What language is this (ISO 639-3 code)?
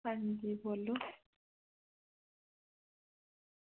doi